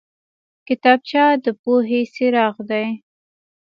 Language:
Pashto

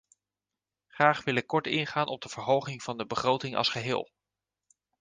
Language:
Dutch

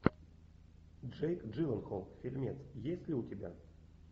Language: Russian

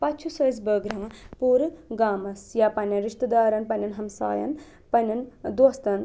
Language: Kashmiri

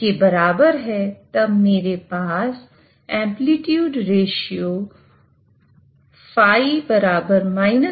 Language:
Hindi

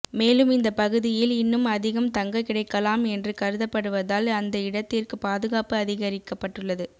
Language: Tamil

